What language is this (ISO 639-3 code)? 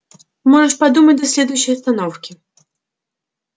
rus